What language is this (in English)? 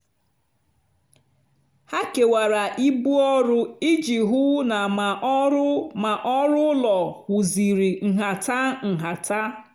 Igbo